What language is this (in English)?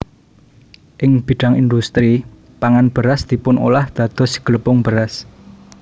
Javanese